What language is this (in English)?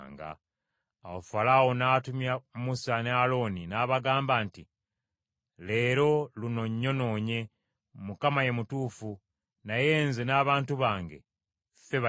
Ganda